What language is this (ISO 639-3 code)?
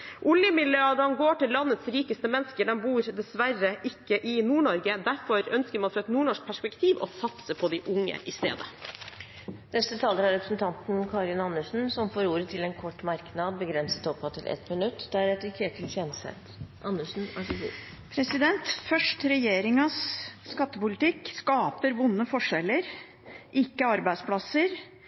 nob